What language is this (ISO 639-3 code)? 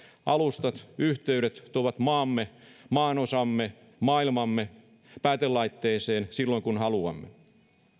fin